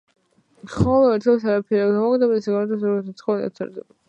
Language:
Georgian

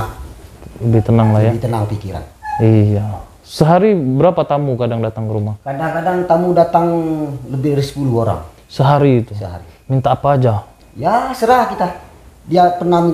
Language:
Indonesian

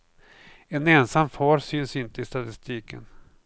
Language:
Swedish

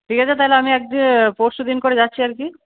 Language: Bangla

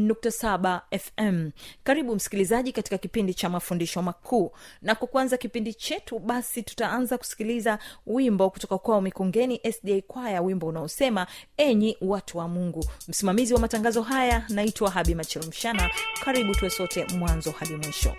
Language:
Swahili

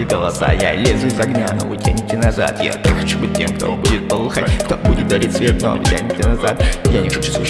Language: Russian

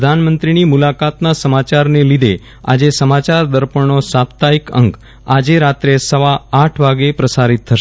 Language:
Gujarati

